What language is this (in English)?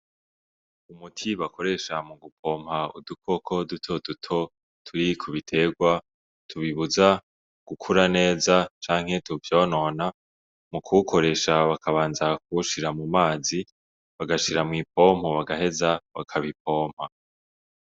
Rundi